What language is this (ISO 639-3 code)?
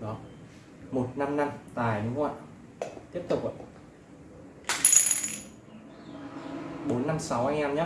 vie